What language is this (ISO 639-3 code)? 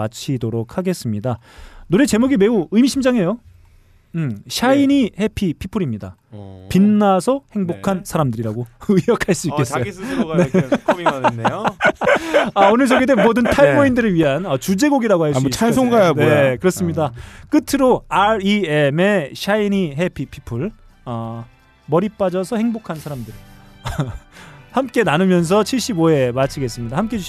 kor